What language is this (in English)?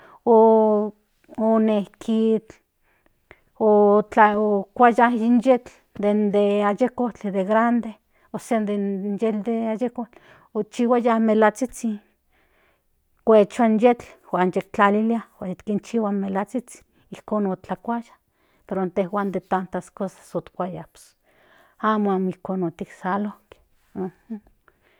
Central Nahuatl